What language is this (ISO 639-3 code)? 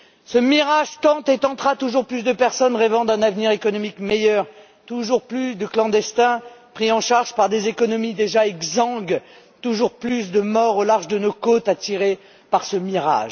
fra